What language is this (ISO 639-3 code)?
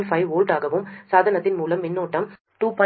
tam